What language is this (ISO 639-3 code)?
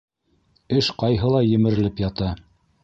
bak